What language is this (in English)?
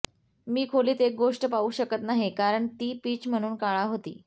Marathi